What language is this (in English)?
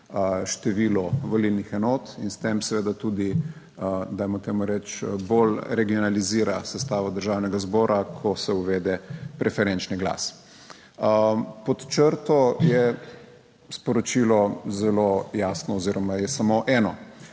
Slovenian